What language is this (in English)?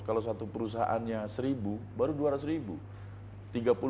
Indonesian